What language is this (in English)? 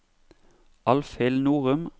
Norwegian